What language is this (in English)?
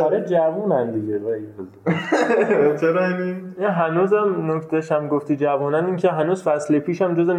Persian